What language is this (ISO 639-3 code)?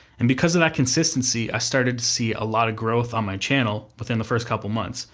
eng